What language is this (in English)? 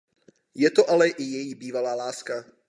Czech